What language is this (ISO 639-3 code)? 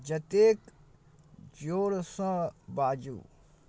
mai